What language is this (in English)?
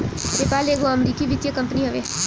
Bhojpuri